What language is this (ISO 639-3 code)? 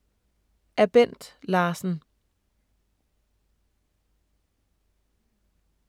dan